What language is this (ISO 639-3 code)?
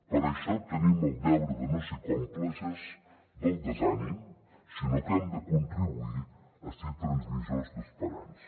cat